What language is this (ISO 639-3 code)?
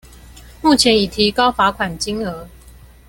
zho